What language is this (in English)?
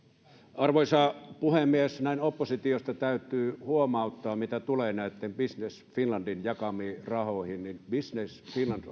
Finnish